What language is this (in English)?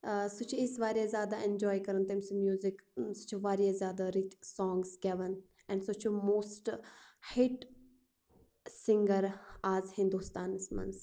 Kashmiri